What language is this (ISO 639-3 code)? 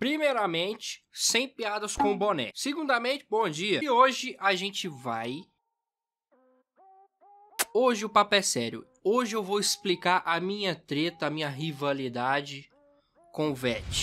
por